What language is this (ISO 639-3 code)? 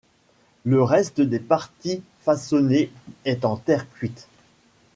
fra